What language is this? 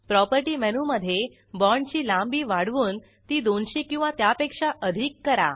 Marathi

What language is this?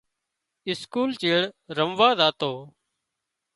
Wadiyara Koli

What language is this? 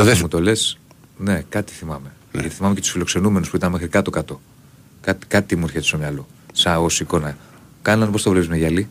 Greek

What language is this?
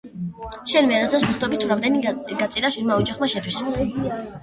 Georgian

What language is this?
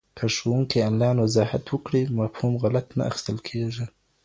Pashto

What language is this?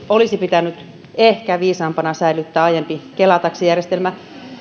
Finnish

